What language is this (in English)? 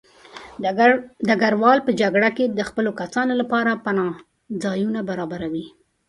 Pashto